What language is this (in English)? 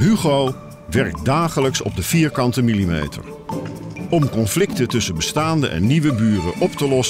Dutch